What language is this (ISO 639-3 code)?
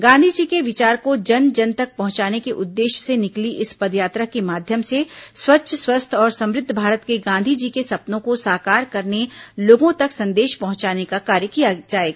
hin